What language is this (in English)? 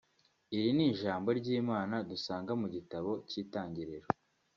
Kinyarwanda